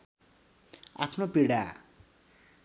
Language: Nepali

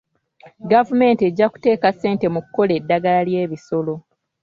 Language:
Ganda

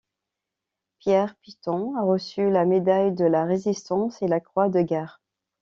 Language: French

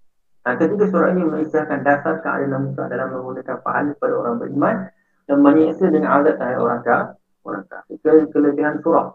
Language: Malay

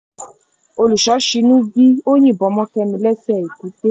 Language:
Yoruba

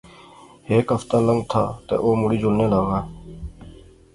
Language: Pahari-Potwari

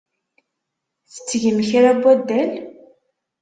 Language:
Kabyle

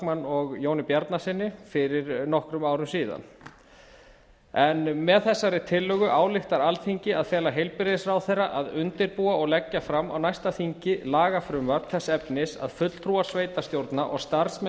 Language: Icelandic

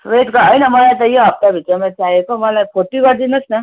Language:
Nepali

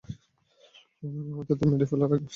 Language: Bangla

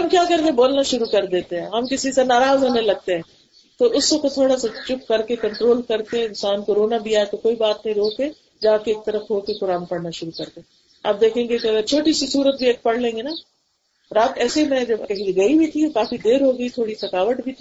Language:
Urdu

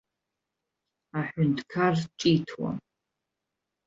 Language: Abkhazian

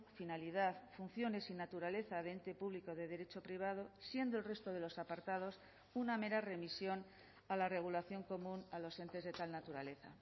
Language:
Spanish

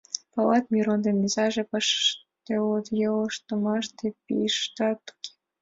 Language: Mari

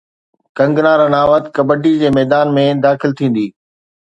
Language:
Sindhi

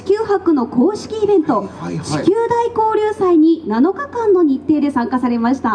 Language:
Japanese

